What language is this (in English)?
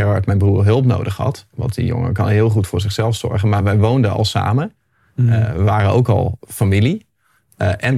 Dutch